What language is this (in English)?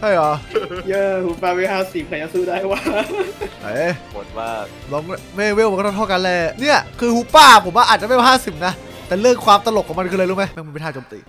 Thai